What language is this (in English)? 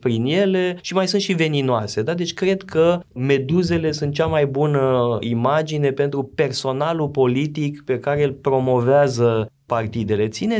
Romanian